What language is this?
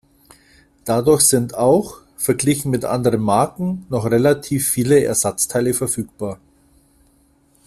German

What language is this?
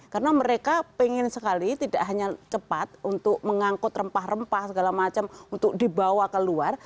Indonesian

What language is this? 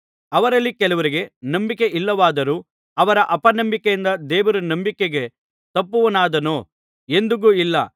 Kannada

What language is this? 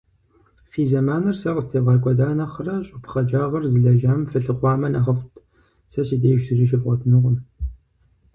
Kabardian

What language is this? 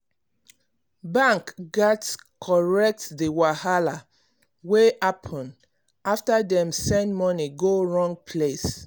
Nigerian Pidgin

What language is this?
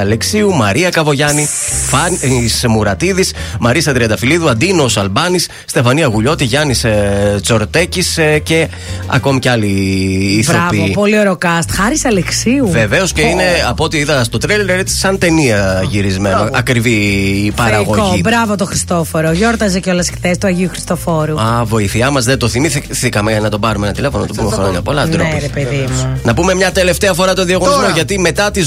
Greek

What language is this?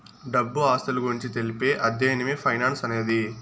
Telugu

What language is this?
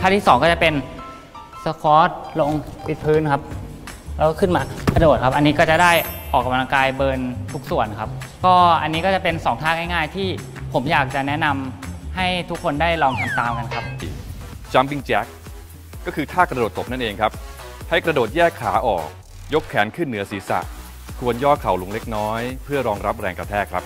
Thai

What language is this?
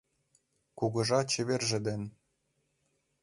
Mari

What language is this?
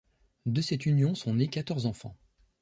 French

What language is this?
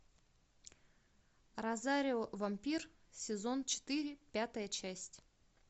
Russian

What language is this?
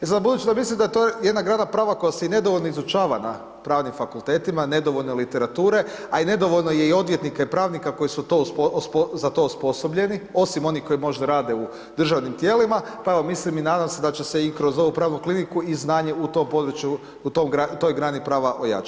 Croatian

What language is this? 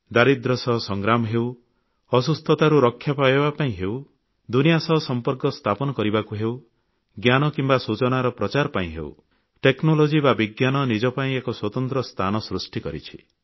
Odia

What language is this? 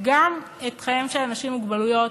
Hebrew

